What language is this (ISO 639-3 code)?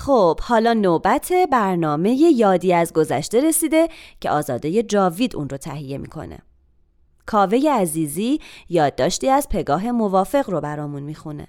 fas